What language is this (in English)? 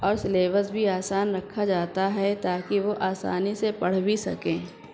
Urdu